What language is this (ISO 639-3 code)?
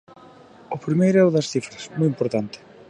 glg